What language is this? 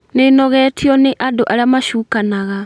Kikuyu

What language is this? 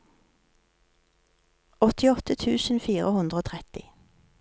Norwegian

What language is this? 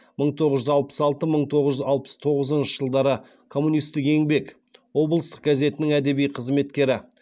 Kazakh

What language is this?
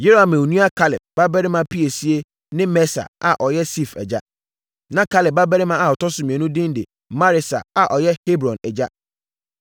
Akan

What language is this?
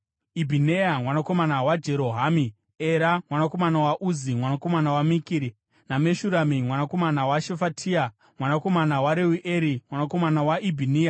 Shona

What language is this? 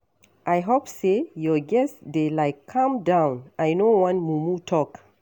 Nigerian Pidgin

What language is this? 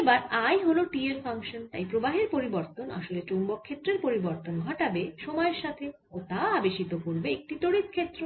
Bangla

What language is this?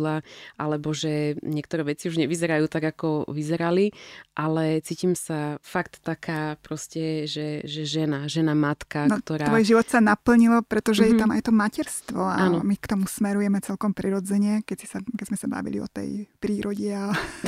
Slovak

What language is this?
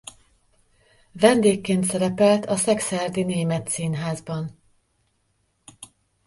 Hungarian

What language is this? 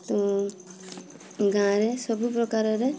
Odia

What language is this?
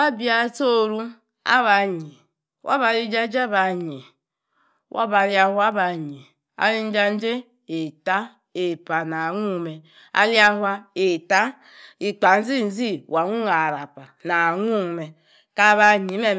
Yace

